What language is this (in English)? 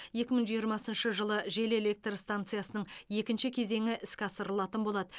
Kazakh